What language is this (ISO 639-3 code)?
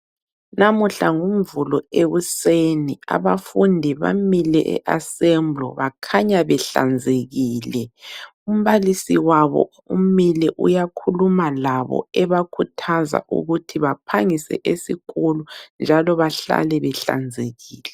nde